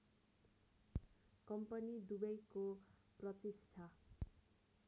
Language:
Nepali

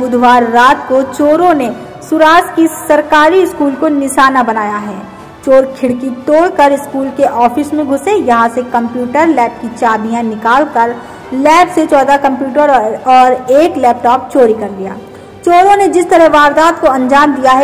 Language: Hindi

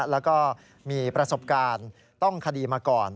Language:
Thai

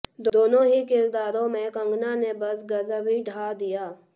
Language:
Hindi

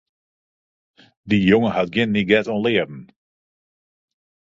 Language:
Western Frisian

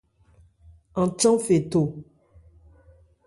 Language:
Ebrié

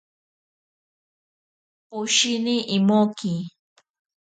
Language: Ashéninka Perené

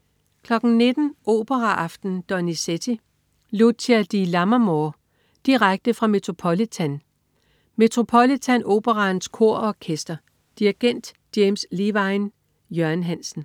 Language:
Danish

